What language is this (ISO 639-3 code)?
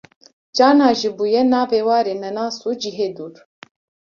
kur